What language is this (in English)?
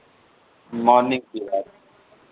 Hindi